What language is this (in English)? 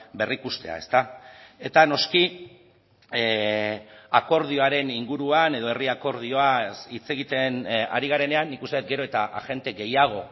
Basque